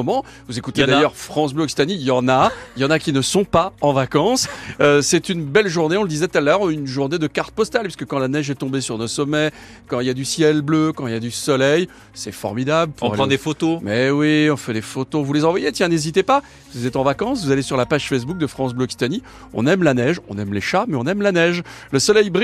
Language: French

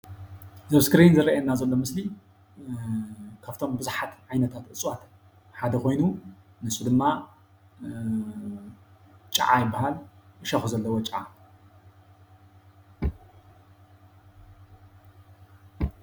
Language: Tigrinya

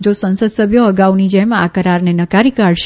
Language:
Gujarati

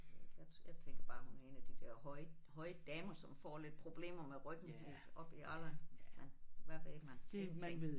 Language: Danish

